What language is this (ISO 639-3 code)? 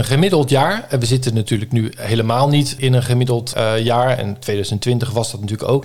nld